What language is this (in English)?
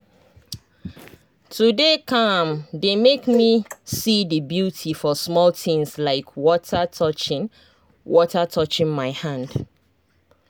Nigerian Pidgin